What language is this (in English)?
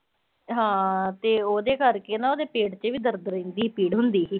Punjabi